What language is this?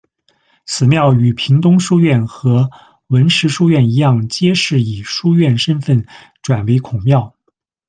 Chinese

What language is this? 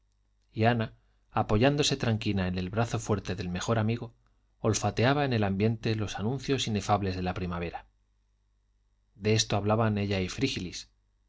Spanish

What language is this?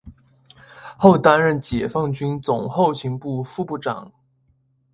Chinese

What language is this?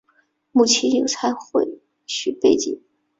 Chinese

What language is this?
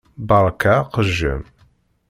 Kabyle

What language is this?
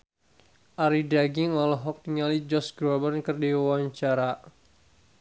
Sundanese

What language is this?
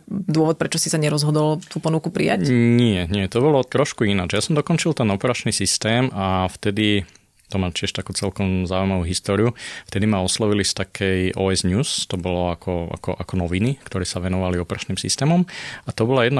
Slovak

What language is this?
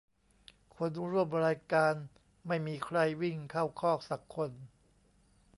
Thai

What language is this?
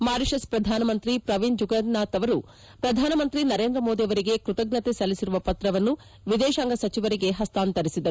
Kannada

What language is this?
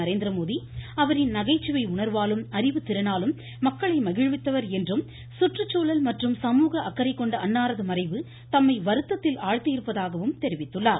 Tamil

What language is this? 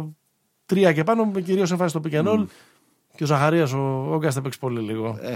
Greek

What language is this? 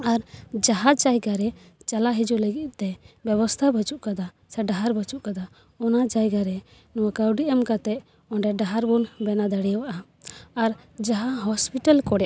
Santali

